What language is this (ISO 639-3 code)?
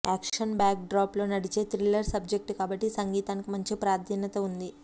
tel